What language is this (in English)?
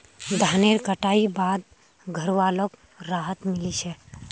Magahi